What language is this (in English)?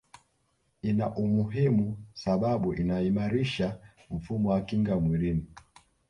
Swahili